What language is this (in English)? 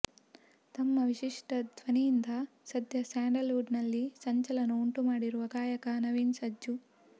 Kannada